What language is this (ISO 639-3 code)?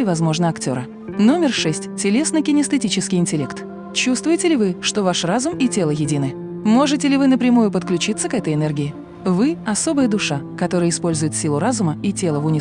rus